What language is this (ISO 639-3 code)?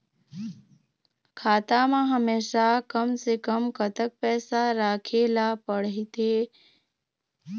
hne